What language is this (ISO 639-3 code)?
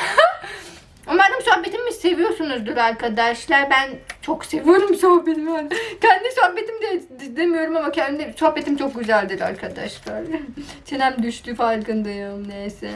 tur